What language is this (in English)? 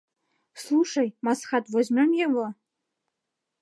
Mari